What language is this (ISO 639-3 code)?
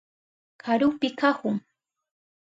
qup